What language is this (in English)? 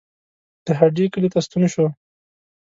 Pashto